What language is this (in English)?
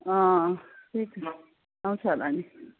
Nepali